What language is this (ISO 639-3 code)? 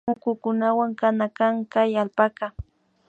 qvi